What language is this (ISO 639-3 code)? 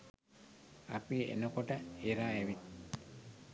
sin